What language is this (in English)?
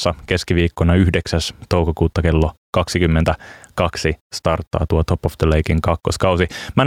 Finnish